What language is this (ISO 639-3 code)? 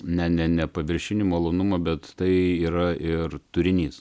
lit